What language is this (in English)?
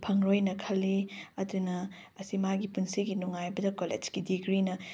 Manipuri